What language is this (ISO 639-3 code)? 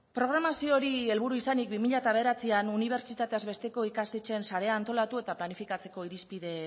eus